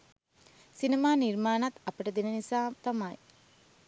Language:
Sinhala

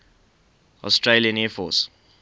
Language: English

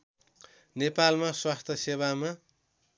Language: Nepali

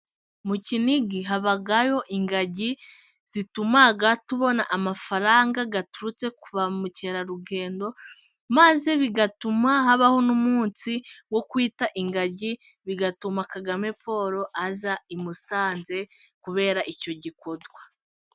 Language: Kinyarwanda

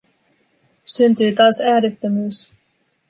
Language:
Finnish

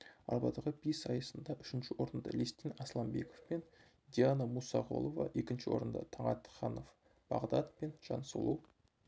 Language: Kazakh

